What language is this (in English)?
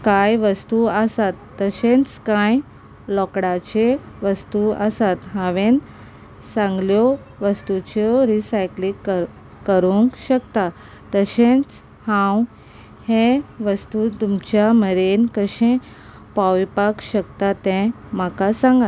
Konkani